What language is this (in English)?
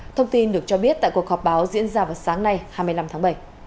Vietnamese